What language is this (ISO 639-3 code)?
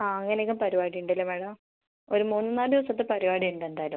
mal